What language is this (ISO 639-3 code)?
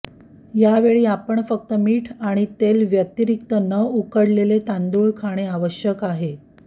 mar